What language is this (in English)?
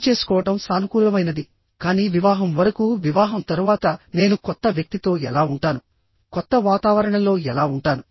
Telugu